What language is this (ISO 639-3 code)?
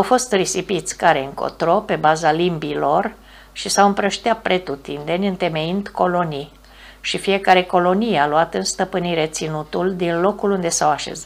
ron